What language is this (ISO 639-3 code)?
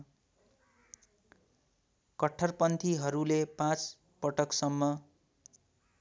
nep